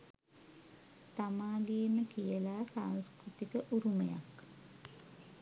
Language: Sinhala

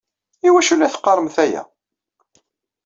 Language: Kabyle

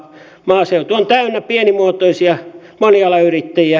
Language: Finnish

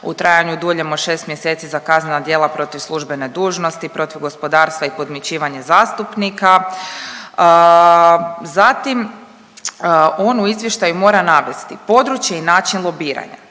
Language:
Croatian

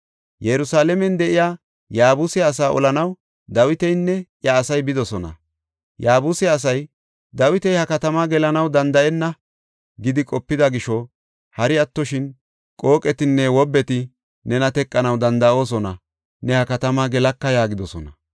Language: Gofa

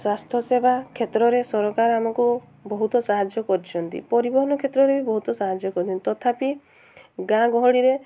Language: Odia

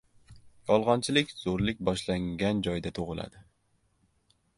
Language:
Uzbek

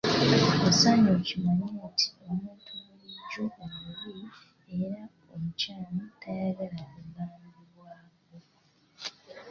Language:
Ganda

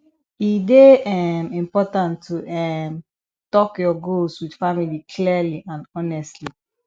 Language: Nigerian Pidgin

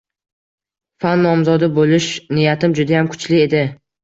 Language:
Uzbek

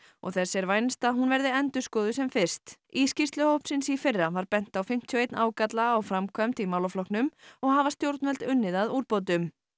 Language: Icelandic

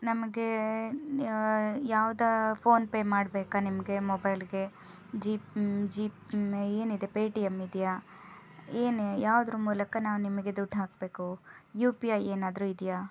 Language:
Kannada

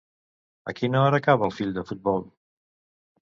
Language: Catalan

